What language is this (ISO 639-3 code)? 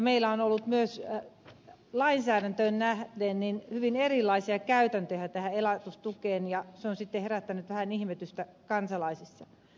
fin